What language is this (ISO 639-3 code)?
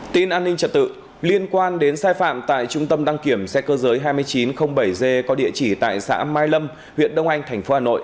vie